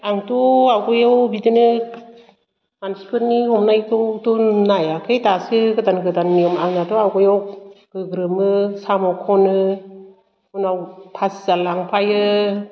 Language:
Bodo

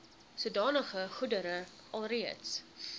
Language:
Afrikaans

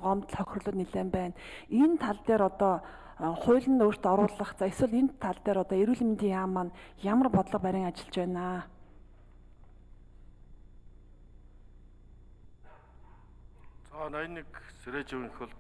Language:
Arabic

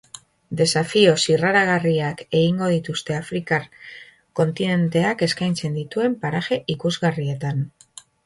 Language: Basque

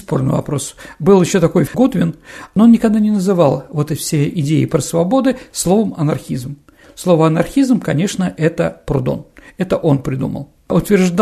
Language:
Russian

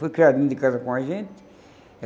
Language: Portuguese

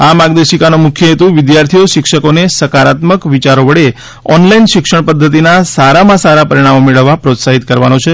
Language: Gujarati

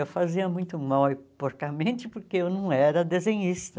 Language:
Portuguese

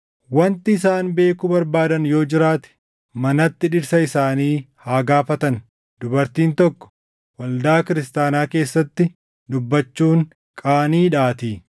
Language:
Oromo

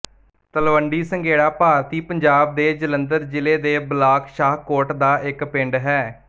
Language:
Punjabi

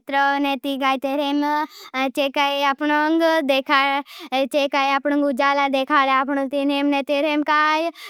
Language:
Bhili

